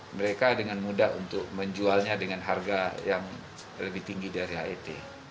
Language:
Indonesian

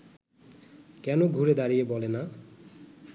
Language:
Bangla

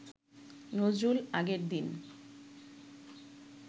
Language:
Bangla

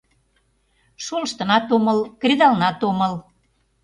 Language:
Mari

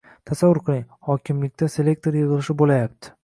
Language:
Uzbek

